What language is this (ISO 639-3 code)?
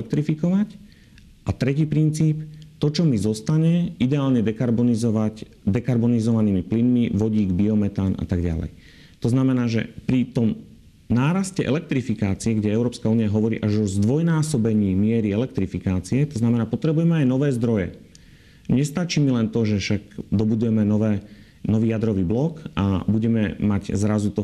slk